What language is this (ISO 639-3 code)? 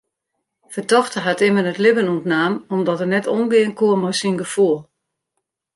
fry